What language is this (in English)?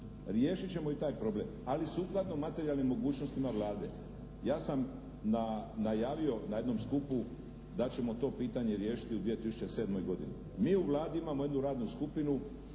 Croatian